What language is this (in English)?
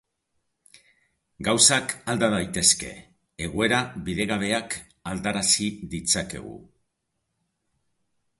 Basque